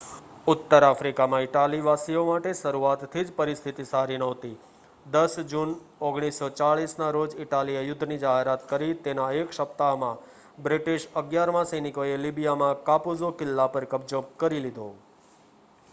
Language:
Gujarati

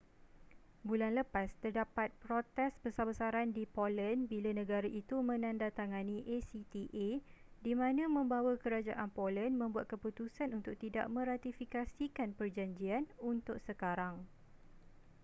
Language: Malay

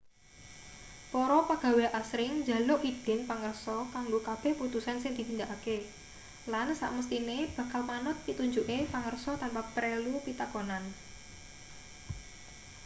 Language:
Javanese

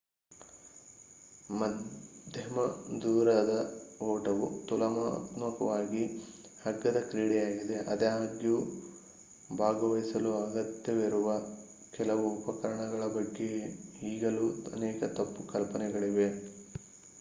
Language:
Kannada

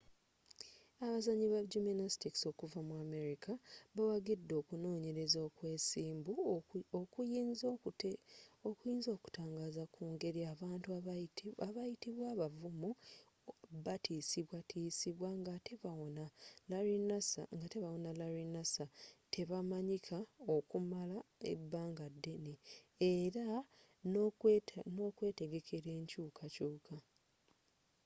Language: Ganda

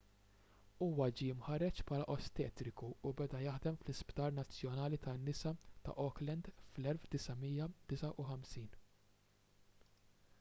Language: Maltese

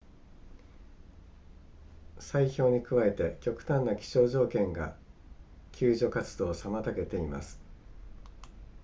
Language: Japanese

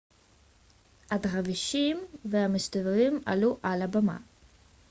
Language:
Hebrew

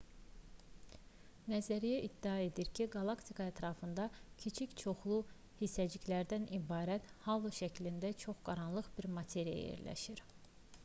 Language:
Azerbaijani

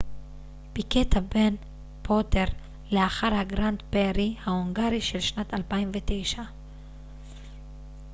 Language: Hebrew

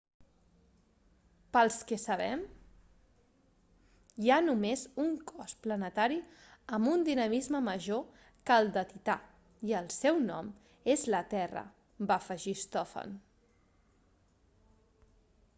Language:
Catalan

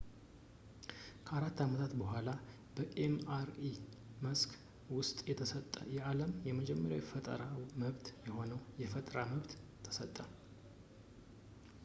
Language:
Amharic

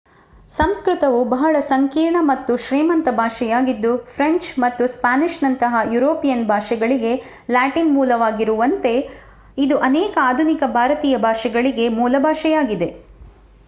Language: Kannada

